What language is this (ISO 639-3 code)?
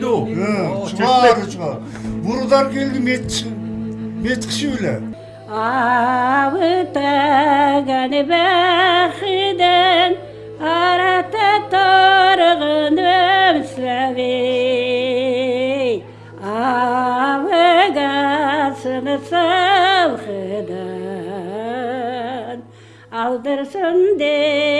tur